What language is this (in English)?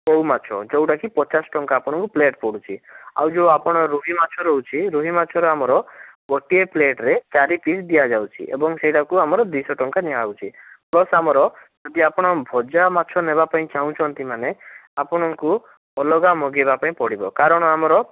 Odia